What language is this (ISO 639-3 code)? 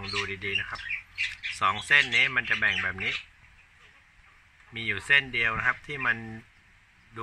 tha